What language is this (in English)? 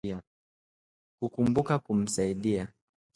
Swahili